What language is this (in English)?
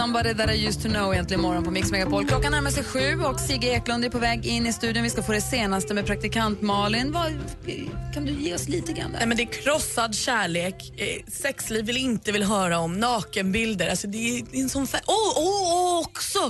Swedish